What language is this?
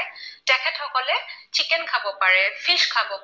Assamese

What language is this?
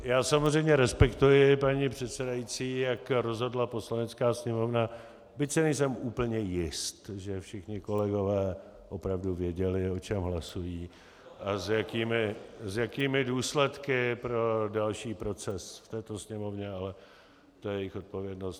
Czech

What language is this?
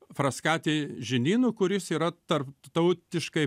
Lithuanian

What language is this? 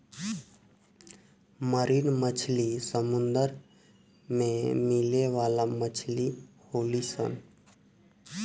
Bhojpuri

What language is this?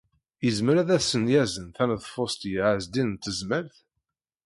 Kabyle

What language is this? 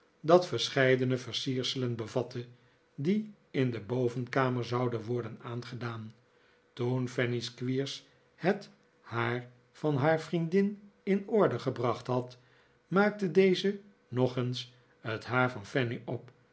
Dutch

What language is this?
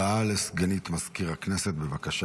Hebrew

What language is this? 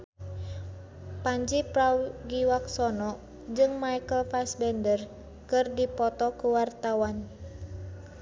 Sundanese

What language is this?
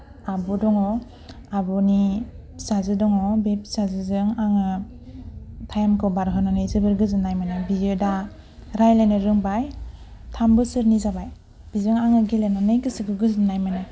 Bodo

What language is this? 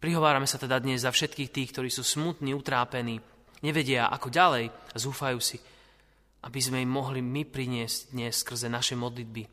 Slovak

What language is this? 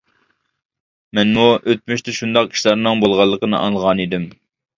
Uyghur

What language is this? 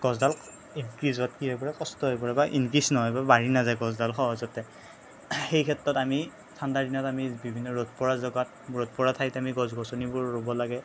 Assamese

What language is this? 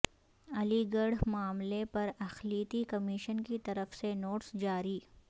Urdu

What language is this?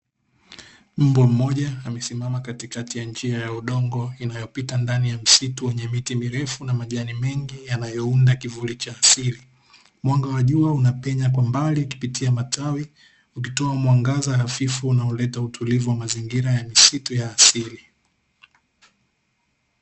Swahili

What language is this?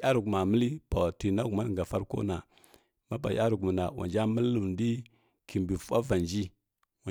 Kirya-Konzəl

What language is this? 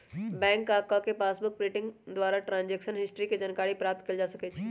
Magahi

